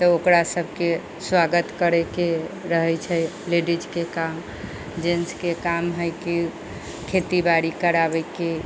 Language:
Maithili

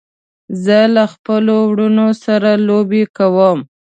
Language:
Pashto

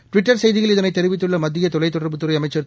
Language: Tamil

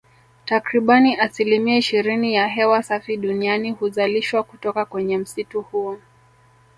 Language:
Swahili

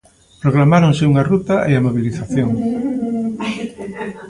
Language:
Galician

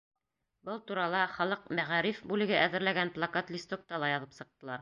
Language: Bashkir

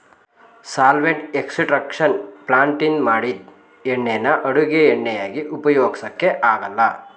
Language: Kannada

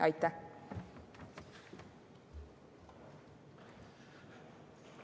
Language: Estonian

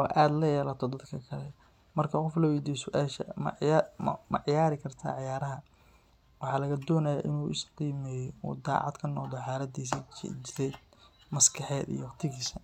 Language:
Somali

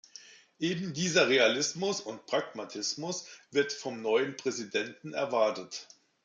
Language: German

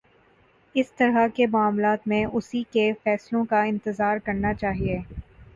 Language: Urdu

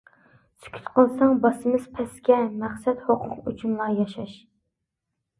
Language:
Uyghur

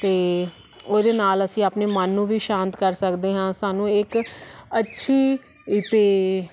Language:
Punjabi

